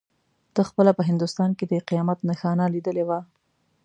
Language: Pashto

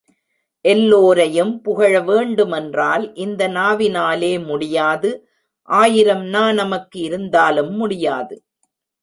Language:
Tamil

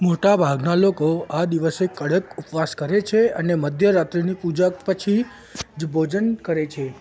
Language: Gujarati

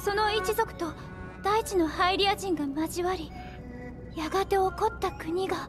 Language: Japanese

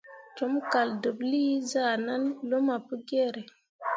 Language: Mundang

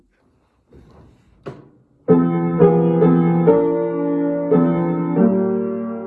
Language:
English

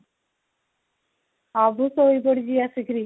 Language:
Odia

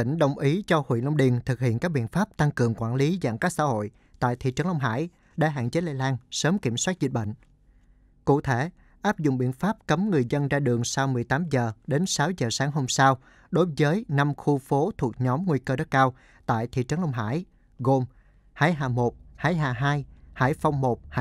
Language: Vietnamese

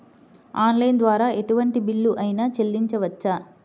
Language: Telugu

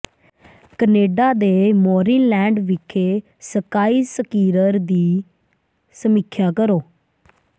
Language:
Punjabi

